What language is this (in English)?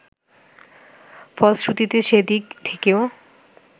Bangla